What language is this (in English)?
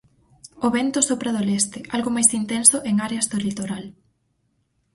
Galician